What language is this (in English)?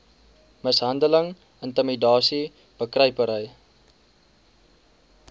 Afrikaans